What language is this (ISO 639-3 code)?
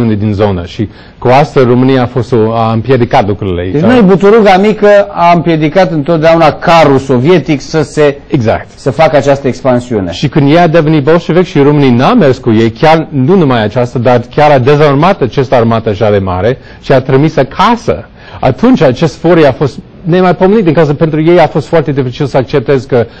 ron